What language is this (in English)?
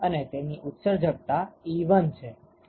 Gujarati